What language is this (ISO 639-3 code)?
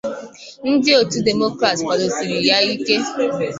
ibo